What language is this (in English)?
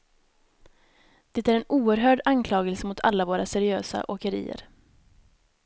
Swedish